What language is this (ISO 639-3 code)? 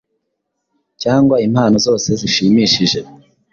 kin